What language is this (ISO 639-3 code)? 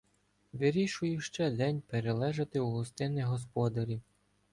ukr